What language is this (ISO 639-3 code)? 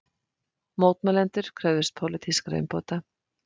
isl